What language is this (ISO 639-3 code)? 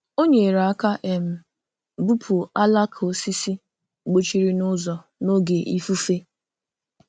ibo